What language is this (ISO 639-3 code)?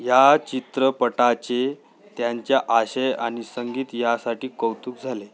mar